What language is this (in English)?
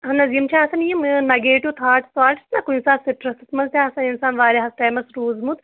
Kashmiri